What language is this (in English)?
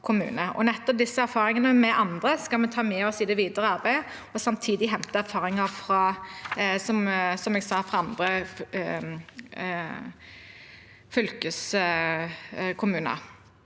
Norwegian